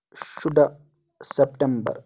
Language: Kashmiri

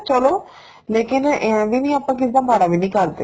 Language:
Punjabi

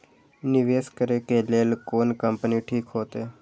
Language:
Maithili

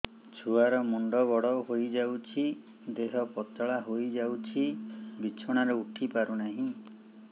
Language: Odia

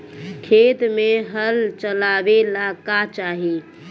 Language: Bhojpuri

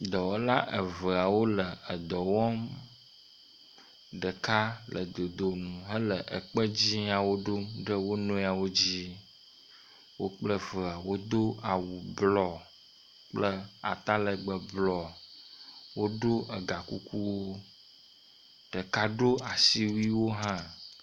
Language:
Ewe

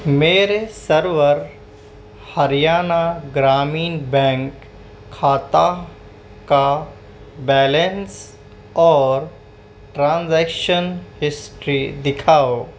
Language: Urdu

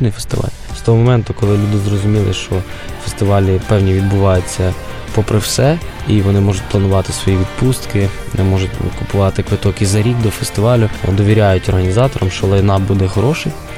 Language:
Ukrainian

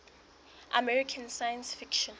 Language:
Southern Sotho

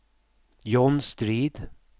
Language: Swedish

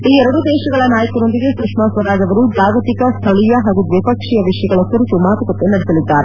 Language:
Kannada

